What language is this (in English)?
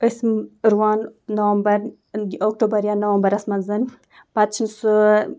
Kashmiri